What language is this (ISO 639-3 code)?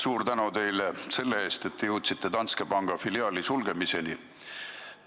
est